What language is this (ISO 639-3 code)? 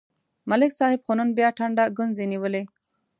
pus